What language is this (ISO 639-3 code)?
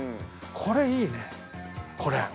jpn